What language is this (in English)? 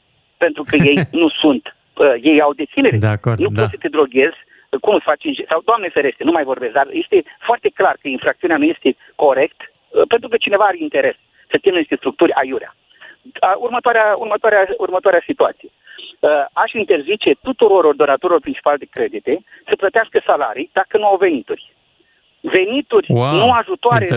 Romanian